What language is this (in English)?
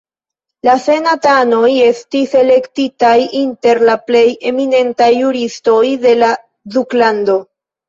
Esperanto